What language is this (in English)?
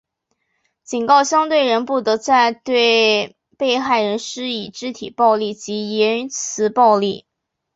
Chinese